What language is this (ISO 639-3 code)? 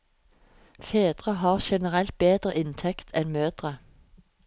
nor